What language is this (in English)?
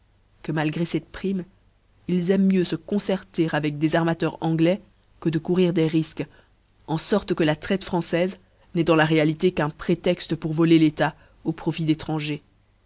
French